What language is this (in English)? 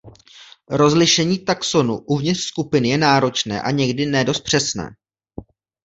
Czech